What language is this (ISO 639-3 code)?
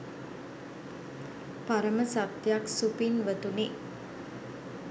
sin